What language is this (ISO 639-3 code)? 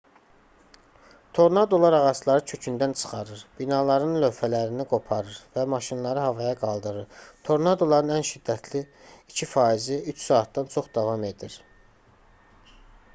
aze